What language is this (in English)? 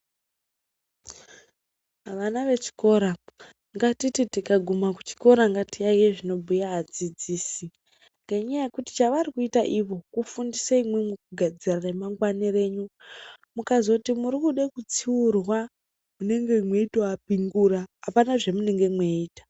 Ndau